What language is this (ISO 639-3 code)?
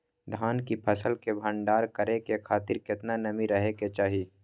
mai